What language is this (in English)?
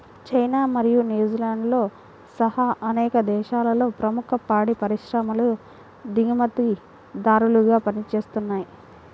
Telugu